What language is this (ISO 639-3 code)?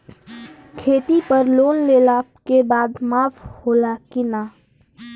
bho